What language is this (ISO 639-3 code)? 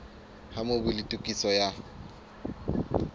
sot